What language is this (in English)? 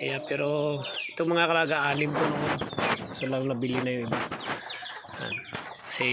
Filipino